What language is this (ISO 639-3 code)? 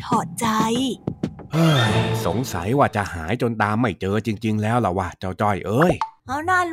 tha